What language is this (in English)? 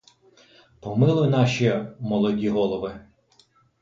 Ukrainian